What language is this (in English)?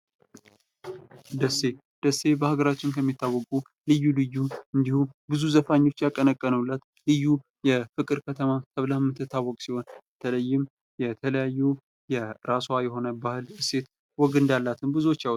Amharic